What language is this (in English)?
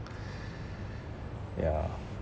English